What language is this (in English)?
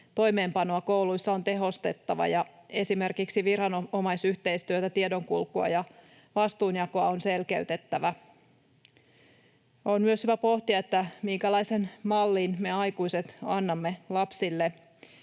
Finnish